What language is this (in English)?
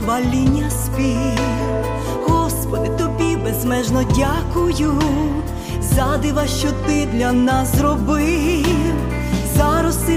Ukrainian